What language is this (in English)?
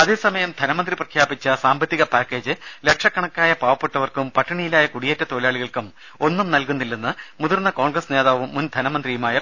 Malayalam